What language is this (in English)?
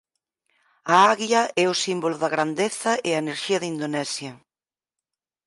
Galician